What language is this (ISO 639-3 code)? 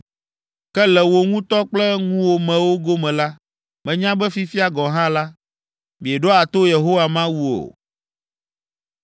ewe